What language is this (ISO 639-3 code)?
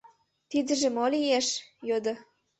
chm